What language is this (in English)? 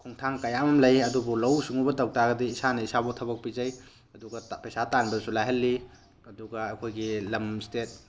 Manipuri